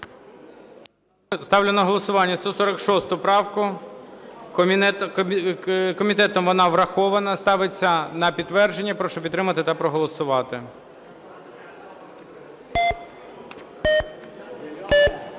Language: Ukrainian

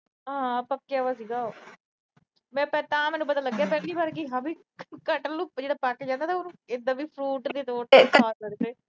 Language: Punjabi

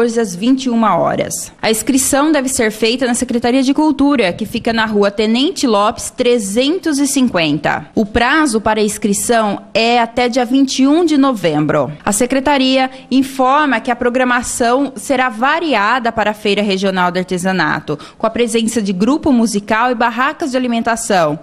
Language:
Portuguese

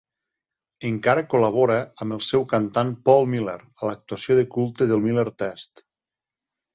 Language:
Catalan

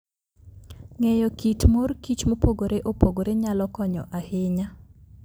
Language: Luo (Kenya and Tanzania)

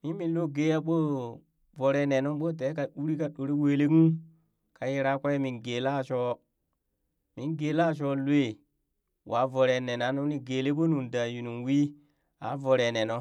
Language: Burak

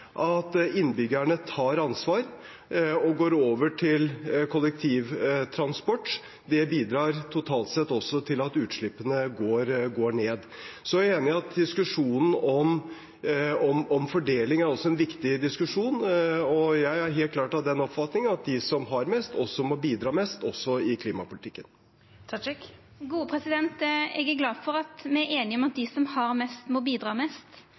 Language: Norwegian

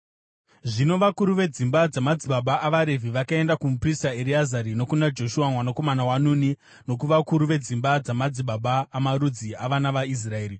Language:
Shona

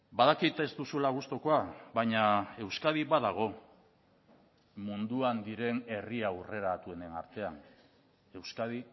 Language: Basque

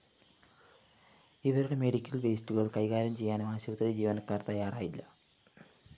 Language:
Malayalam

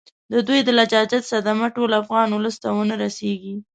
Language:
Pashto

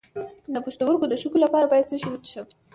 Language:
Pashto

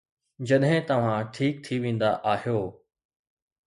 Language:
Sindhi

